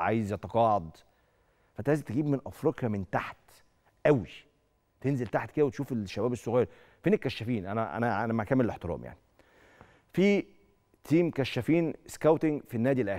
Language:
Arabic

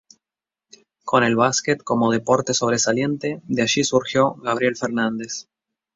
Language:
Spanish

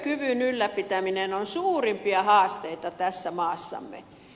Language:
Finnish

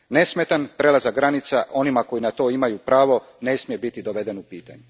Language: Croatian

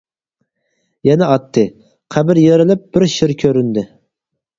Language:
Uyghur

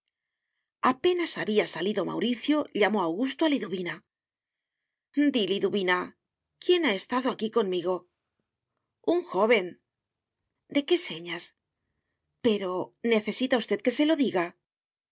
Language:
Spanish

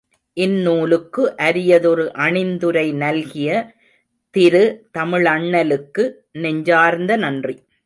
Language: Tamil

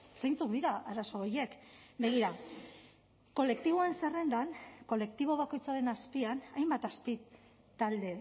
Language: Basque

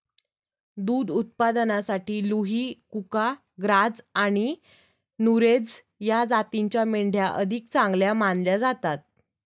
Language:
Marathi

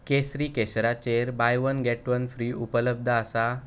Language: Konkani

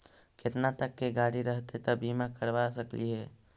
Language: Magahi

